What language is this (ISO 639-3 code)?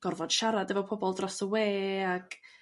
cym